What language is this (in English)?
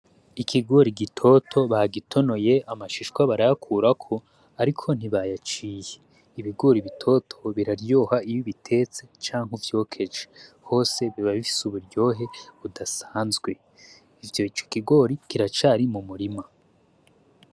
Rundi